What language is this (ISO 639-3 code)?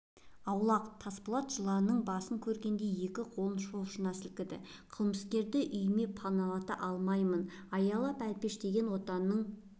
kaz